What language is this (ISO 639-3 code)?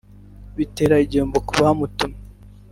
kin